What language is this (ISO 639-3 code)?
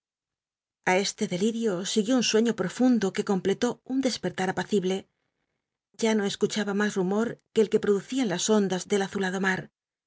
spa